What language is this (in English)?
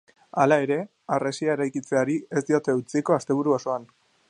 Basque